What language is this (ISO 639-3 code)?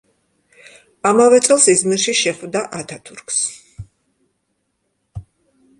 kat